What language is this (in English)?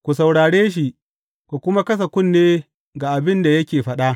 Hausa